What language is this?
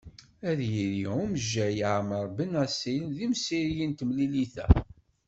Kabyle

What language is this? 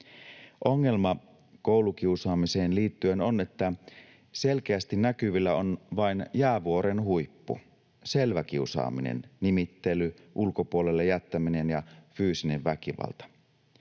Finnish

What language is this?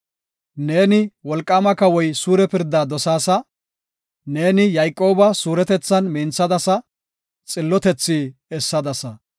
Gofa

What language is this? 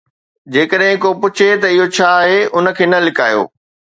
Sindhi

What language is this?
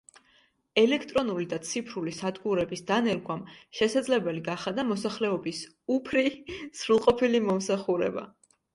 Georgian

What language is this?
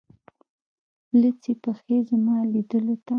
Pashto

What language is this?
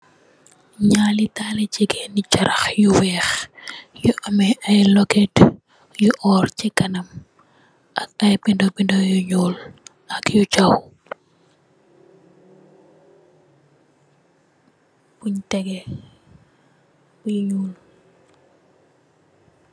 Wolof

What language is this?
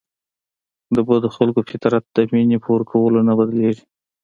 Pashto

